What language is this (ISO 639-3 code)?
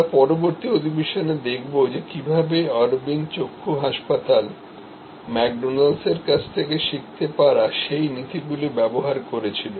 ben